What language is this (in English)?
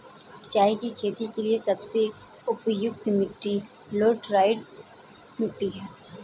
Hindi